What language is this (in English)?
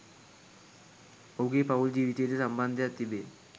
Sinhala